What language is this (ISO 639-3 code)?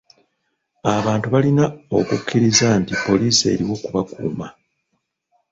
lug